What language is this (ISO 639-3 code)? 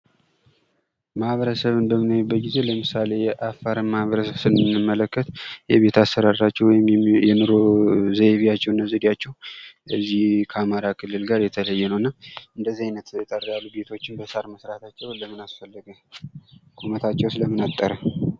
amh